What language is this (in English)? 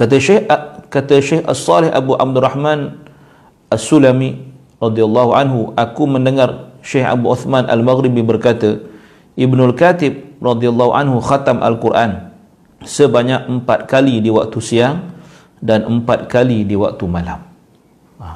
Malay